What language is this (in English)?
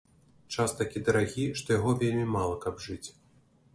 Belarusian